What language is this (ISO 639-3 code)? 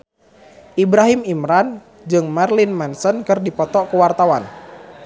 sun